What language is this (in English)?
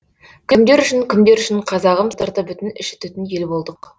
Kazakh